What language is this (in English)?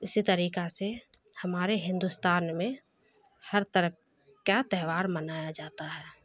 Urdu